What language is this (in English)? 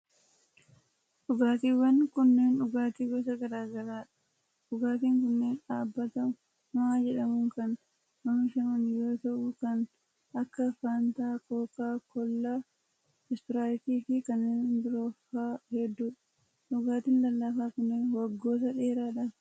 Oromo